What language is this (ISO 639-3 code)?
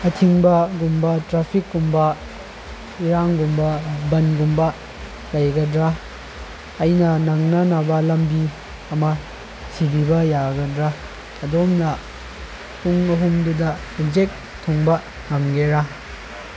mni